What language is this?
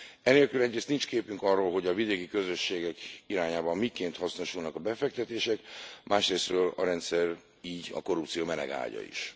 Hungarian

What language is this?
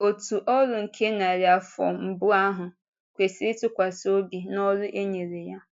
Igbo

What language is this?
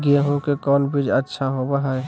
Magahi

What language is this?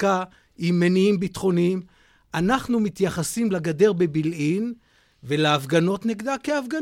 Hebrew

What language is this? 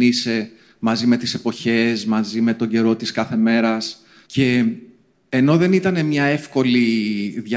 Greek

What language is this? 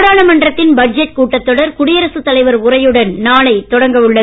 Tamil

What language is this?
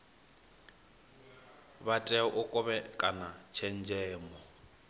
Venda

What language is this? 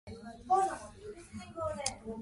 Japanese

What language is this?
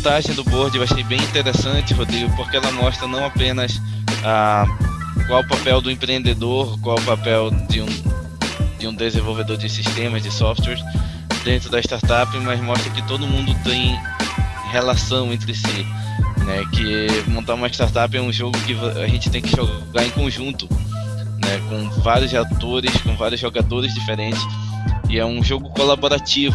Portuguese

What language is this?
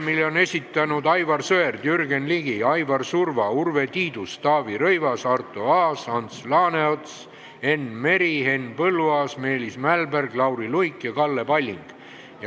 Estonian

